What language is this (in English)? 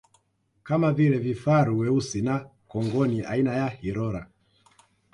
Swahili